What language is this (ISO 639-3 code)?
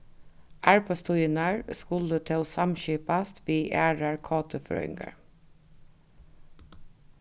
fao